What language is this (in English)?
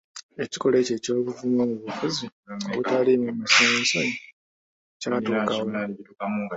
Ganda